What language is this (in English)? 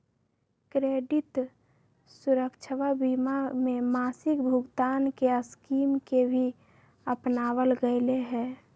Magahi